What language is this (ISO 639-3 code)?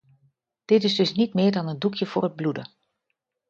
nld